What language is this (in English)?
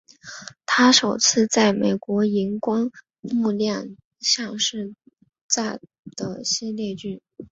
Chinese